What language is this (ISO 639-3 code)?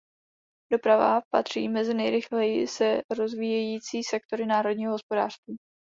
ces